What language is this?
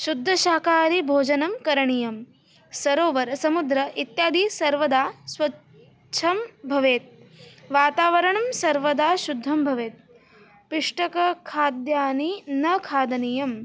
Sanskrit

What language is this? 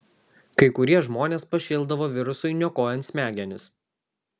Lithuanian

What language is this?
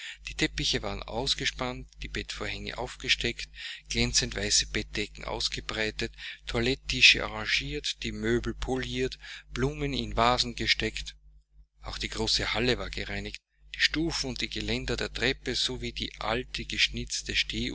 German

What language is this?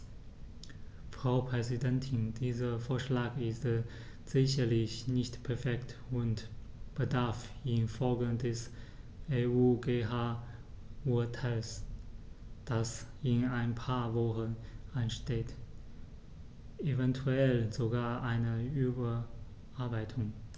German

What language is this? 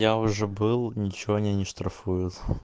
Russian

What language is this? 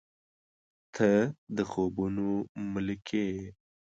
Pashto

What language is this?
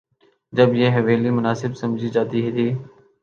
Urdu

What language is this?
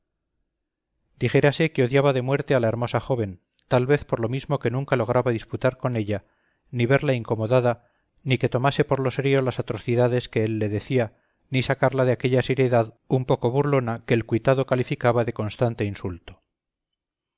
Spanish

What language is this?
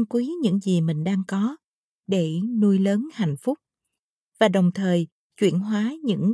Vietnamese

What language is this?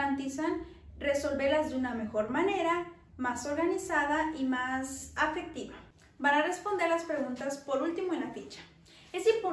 Spanish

